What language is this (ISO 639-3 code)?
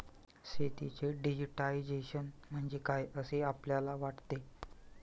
mar